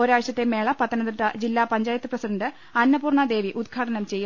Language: Malayalam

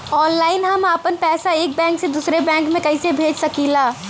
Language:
Bhojpuri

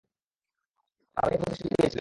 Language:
Bangla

